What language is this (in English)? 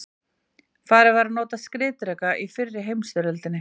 Icelandic